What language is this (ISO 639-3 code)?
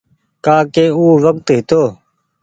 gig